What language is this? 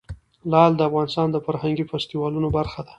Pashto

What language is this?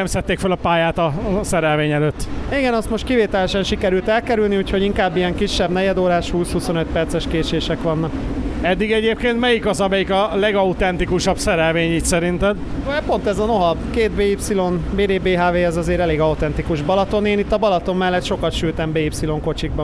Hungarian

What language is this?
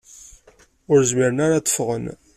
Kabyle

